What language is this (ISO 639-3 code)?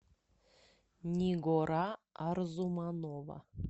rus